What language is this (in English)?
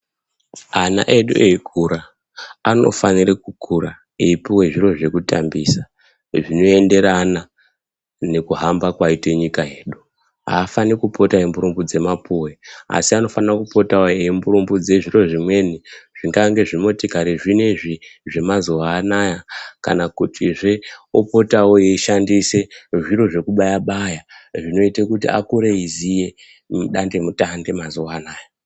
Ndau